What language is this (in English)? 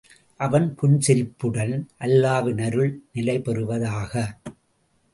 Tamil